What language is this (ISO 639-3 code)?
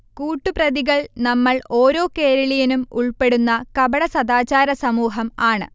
mal